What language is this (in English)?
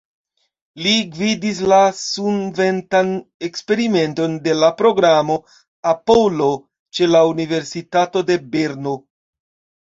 Esperanto